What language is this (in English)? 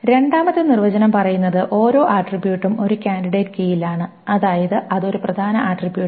Malayalam